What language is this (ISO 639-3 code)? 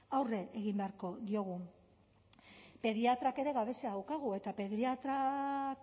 eus